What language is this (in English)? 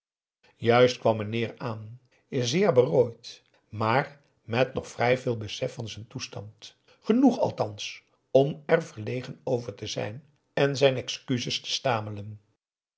Dutch